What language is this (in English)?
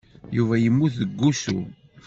Kabyle